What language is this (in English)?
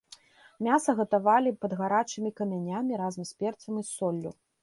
Belarusian